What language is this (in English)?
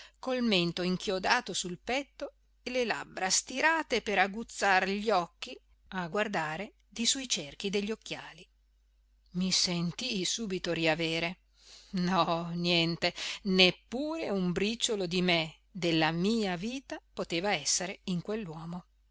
Italian